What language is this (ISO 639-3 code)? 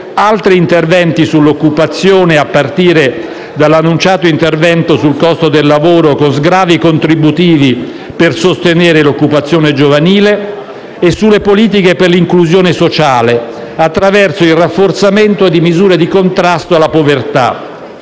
ita